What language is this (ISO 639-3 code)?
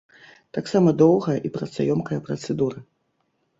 bel